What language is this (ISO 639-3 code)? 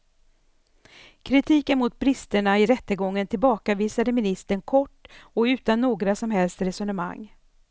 swe